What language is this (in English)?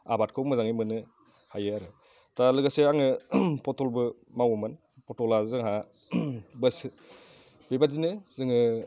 Bodo